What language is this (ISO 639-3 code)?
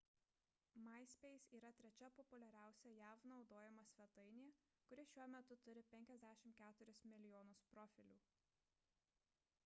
lit